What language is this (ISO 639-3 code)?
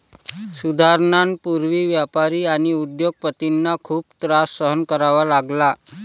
mar